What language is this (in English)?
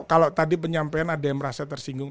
Indonesian